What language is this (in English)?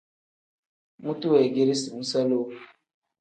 Tem